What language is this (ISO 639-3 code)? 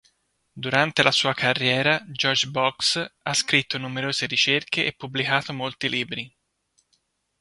ita